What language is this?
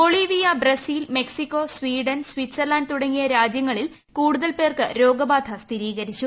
Malayalam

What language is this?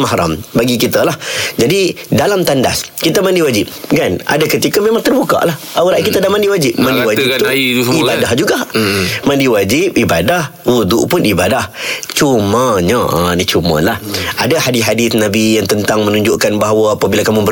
Malay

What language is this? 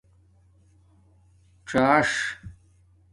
Domaaki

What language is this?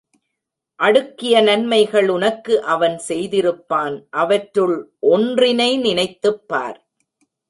Tamil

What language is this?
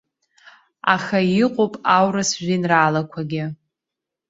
Abkhazian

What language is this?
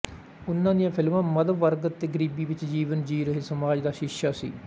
Punjabi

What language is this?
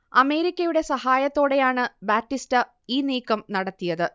Malayalam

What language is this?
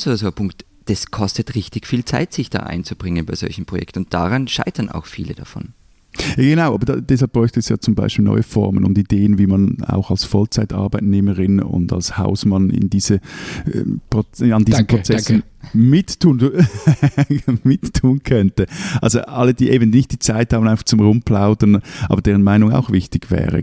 German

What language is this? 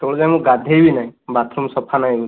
Odia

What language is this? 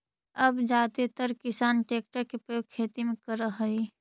Magahi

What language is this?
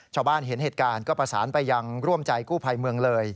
Thai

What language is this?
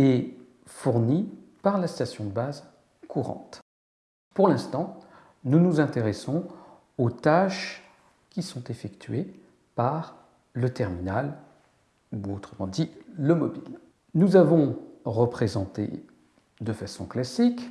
French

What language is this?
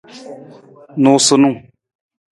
Nawdm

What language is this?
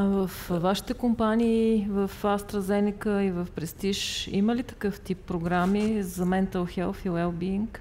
Bulgarian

